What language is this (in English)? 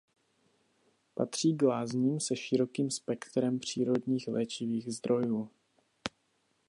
Czech